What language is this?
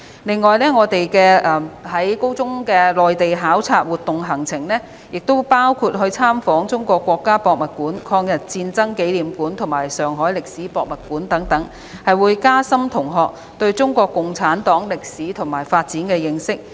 Cantonese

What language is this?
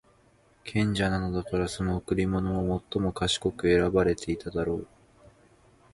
Japanese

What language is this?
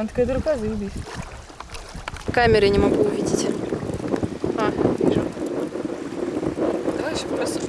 Russian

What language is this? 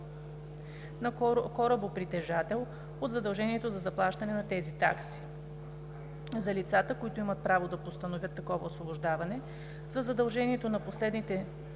Bulgarian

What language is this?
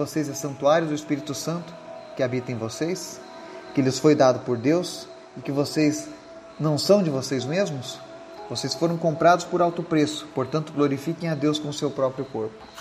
Portuguese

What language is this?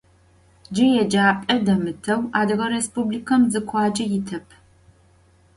Adyghe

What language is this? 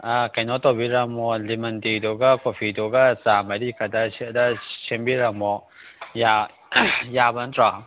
Manipuri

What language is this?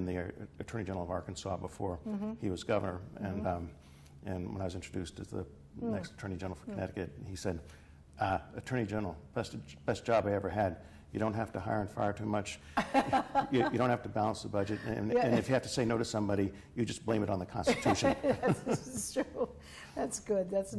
English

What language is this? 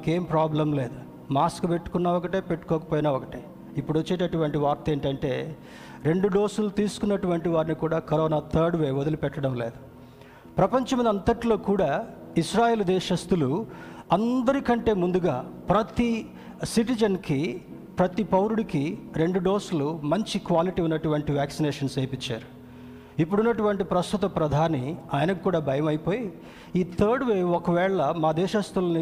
Telugu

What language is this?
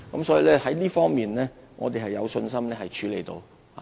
Cantonese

